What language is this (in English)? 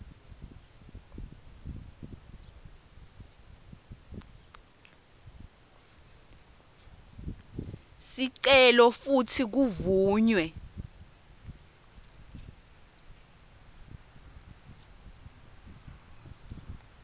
Swati